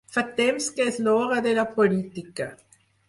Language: Catalan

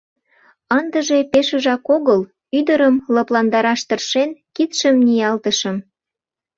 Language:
Mari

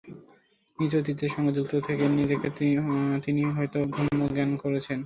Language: Bangla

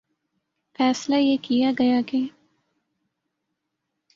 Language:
Urdu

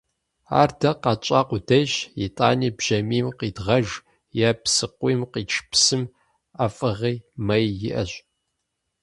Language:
Kabardian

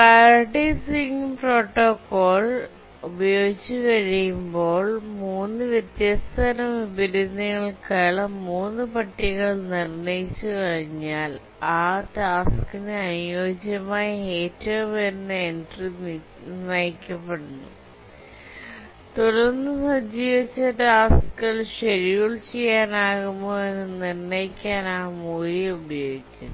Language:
Malayalam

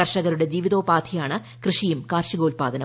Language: Malayalam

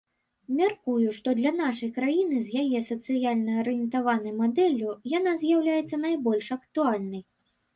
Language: Belarusian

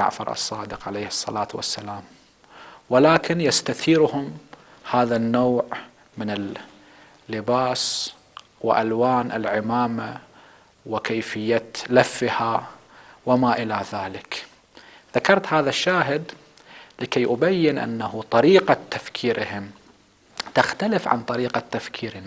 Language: Arabic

